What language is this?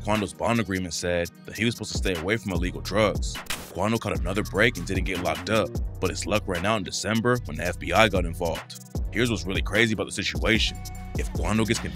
English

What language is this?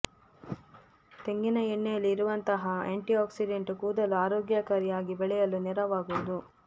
Kannada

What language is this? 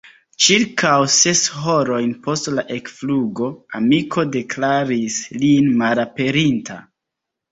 Esperanto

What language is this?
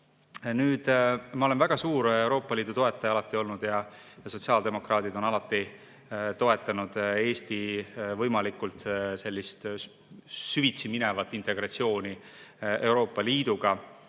Estonian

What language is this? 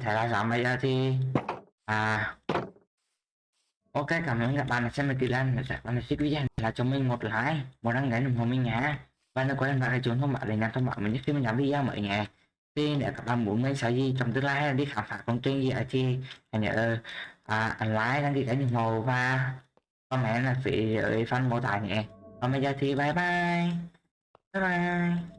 Vietnamese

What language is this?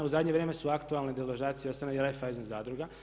Croatian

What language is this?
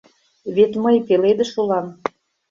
Mari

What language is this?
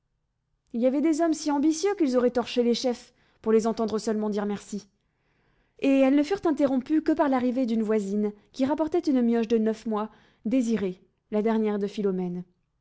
French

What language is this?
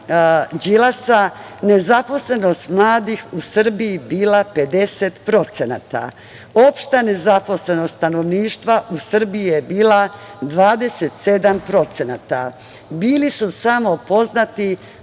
Serbian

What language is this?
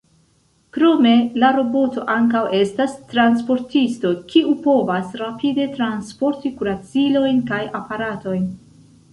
Esperanto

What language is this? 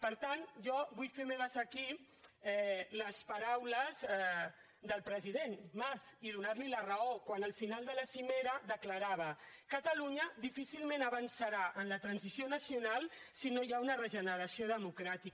Catalan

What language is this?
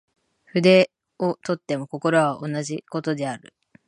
Japanese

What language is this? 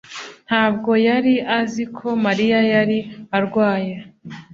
Kinyarwanda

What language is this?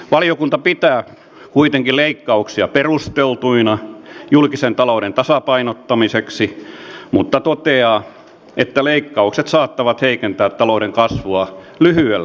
Finnish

